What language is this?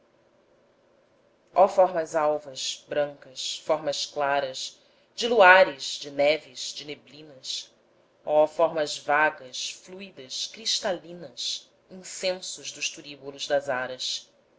Portuguese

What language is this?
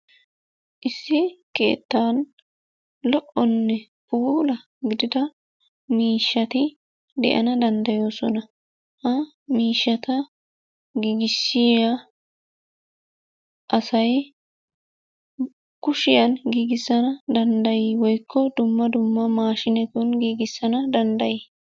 Wolaytta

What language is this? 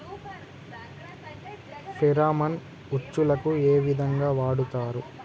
Telugu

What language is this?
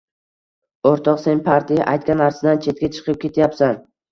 Uzbek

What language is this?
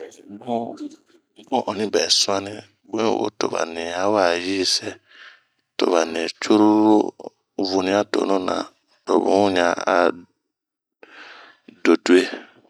Bomu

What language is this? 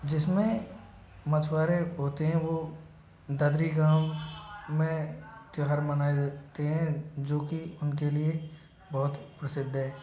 Hindi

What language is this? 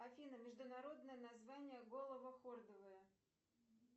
Russian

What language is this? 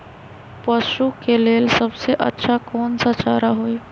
Magahi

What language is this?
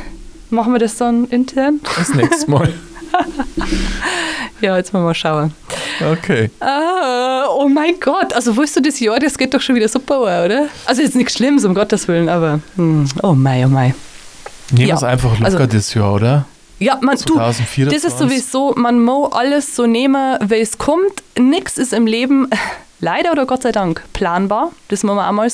German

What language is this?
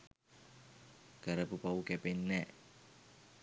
Sinhala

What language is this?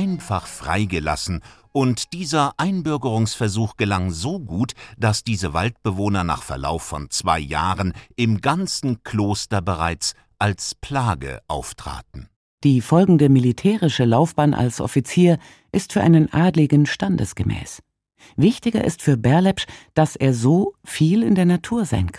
German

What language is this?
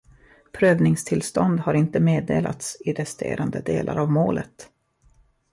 Swedish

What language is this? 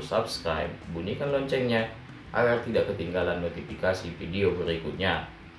Indonesian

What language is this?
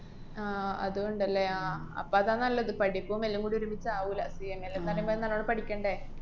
Malayalam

